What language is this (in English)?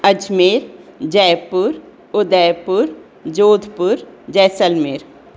Sindhi